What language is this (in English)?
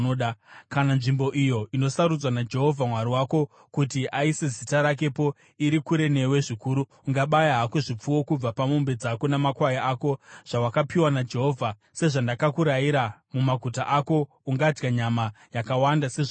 Shona